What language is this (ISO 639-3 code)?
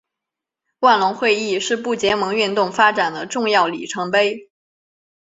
zho